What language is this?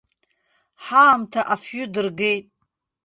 Abkhazian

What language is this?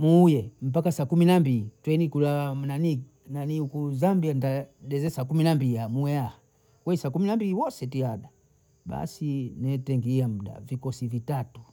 Bondei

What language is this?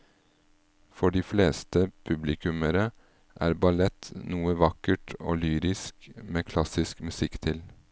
Norwegian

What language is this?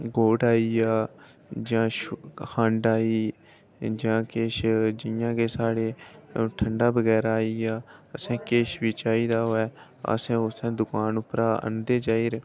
Dogri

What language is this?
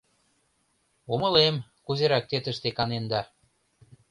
Mari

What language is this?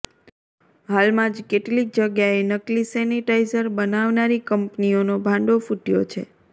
Gujarati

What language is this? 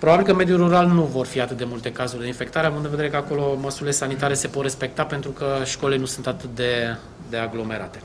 Romanian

